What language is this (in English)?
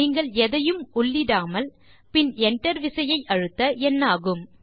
Tamil